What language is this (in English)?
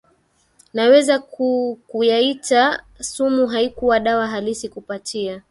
Swahili